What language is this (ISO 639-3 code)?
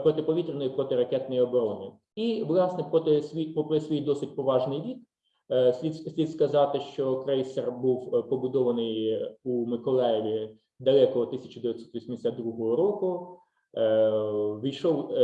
ukr